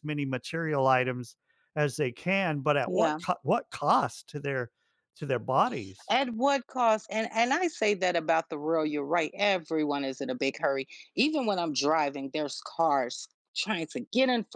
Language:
English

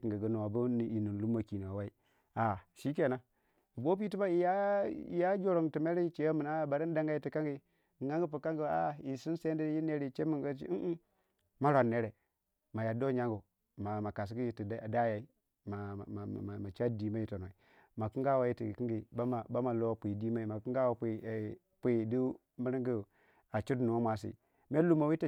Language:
Waja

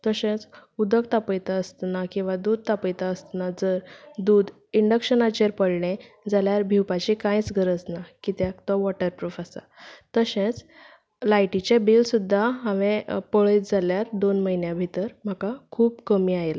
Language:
Konkani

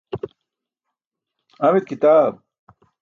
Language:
Burushaski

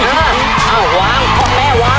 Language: Thai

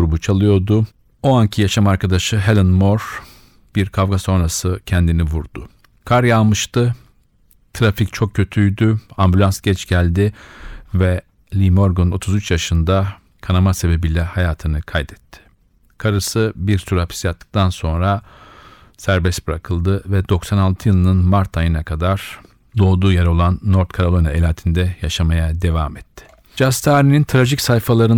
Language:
Turkish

